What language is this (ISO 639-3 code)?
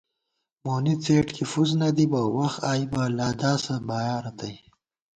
gwt